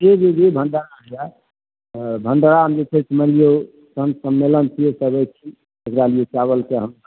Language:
Maithili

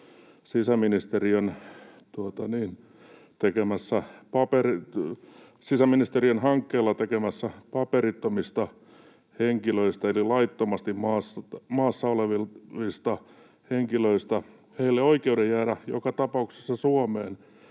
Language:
Finnish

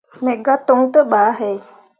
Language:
Mundang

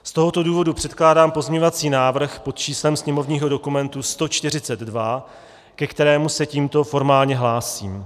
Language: Czech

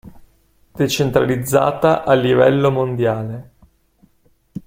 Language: Italian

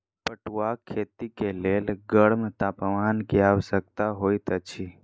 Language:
Maithili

